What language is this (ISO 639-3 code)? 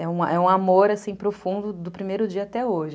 por